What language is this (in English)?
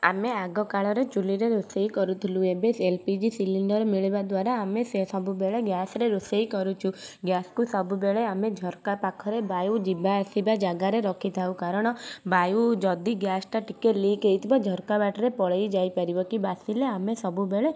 Odia